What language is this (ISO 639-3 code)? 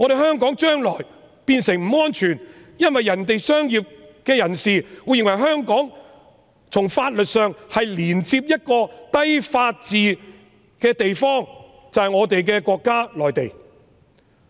yue